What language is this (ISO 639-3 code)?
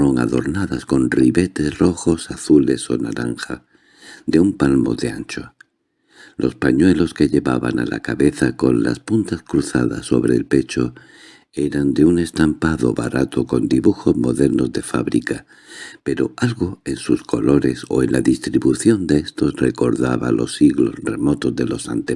spa